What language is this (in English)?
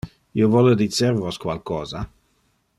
Interlingua